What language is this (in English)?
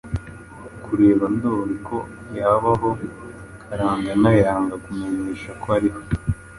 Kinyarwanda